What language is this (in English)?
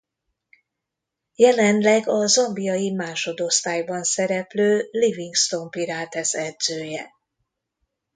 Hungarian